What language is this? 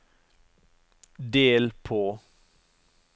Norwegian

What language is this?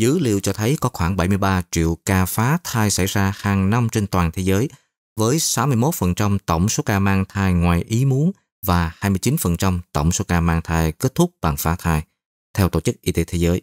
Vietnamese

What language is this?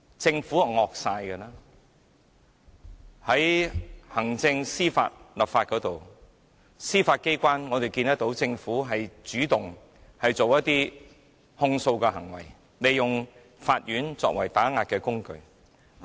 Cantonese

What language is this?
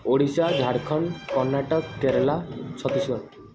Odia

